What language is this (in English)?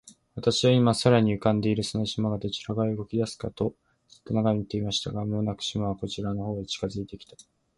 Japanese